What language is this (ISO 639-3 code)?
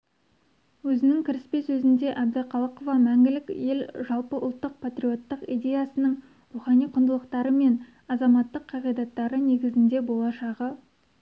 kaz